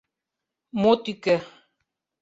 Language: Mari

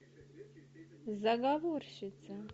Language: Russian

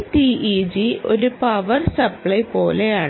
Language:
Malayalam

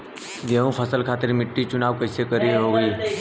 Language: Bhojpuri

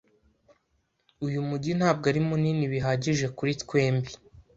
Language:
Kinyarwanda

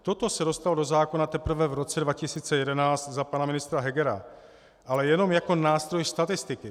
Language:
Czech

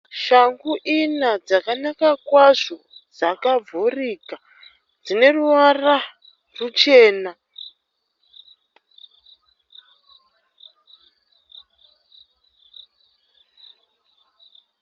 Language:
Shona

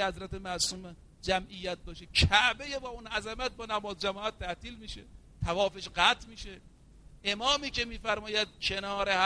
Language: Persian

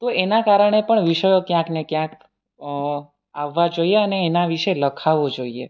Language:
Gujarati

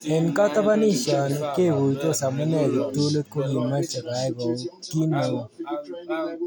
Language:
Kalenjin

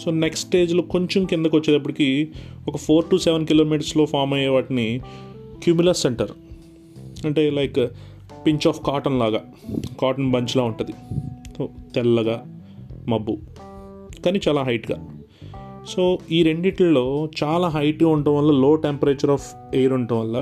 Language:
Telugu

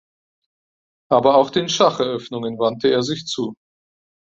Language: German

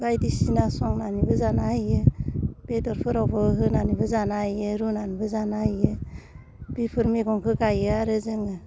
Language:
Bodo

